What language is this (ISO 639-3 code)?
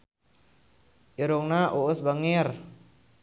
sun